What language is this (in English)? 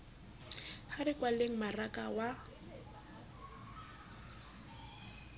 Southern Sotho